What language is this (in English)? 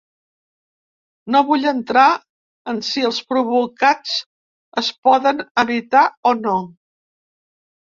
Catalan